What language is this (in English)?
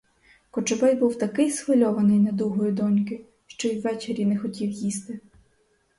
Ukrainian